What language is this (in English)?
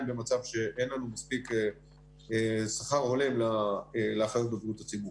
Hebrew